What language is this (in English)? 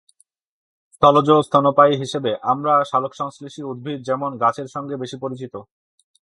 Bangla